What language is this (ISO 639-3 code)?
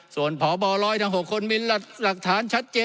tha